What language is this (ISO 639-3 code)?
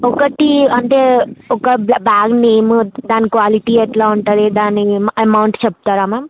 tel